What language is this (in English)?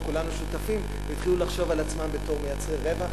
Hebrew